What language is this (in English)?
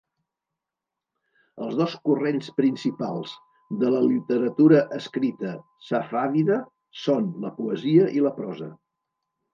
Catalan